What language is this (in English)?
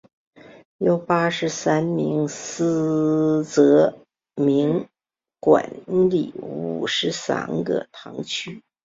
Chinese